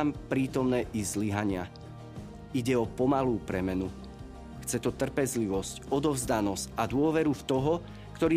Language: Slovak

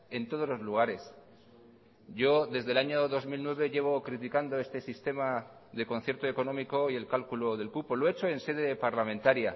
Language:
Spanish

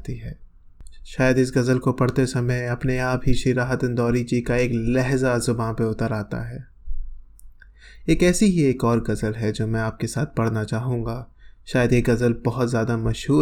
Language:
Hindi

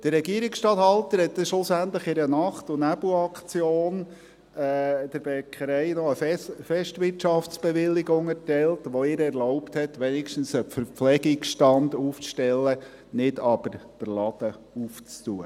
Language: Swiss German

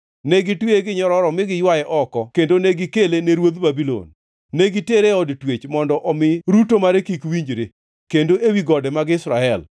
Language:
Luo (Kenya and Tanzania)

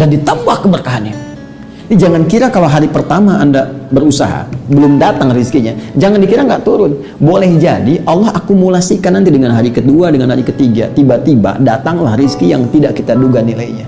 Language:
Indonesian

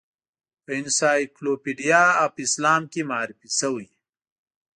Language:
Pashto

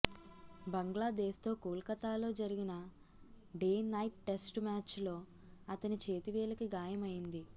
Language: Telugu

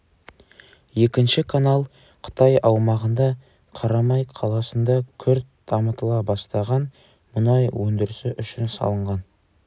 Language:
Kazakh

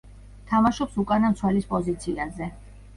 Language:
Georgian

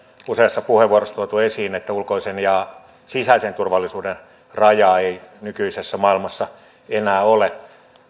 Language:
Finnish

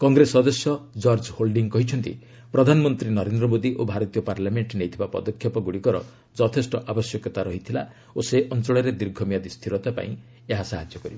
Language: Odia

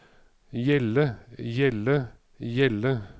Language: Norwegian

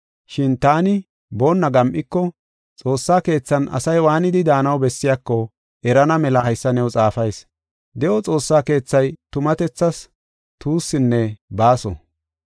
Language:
Gofa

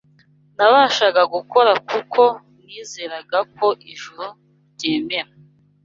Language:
Kinyarwanda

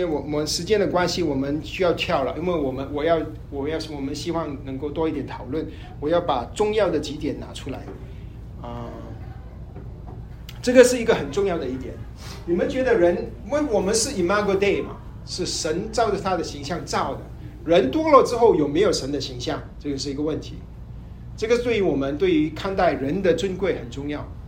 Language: Chinese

